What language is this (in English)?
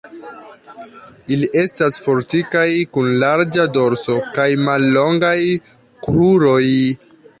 Esperanto